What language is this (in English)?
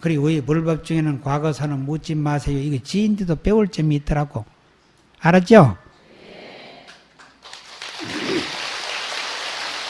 Korean